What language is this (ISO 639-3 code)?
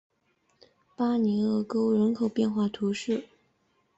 zho